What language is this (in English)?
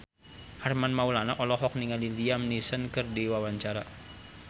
Sundanese